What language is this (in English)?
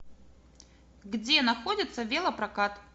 Russian